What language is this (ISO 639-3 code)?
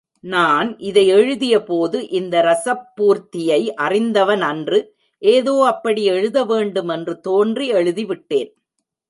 tam